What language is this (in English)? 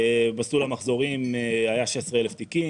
Hebrew